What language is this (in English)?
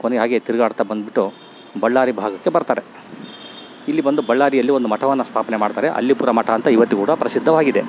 Kannada